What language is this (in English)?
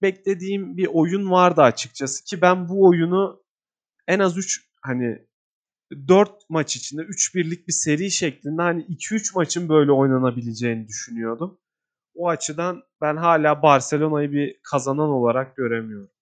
Turkish